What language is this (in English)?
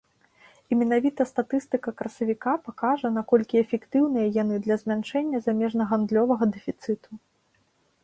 Belarusian